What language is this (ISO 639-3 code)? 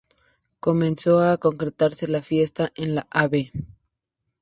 spa